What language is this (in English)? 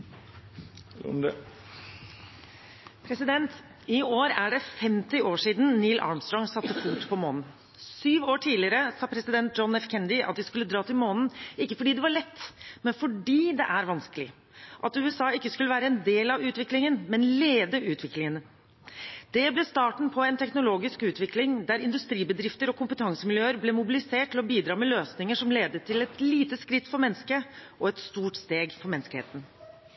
Norwegian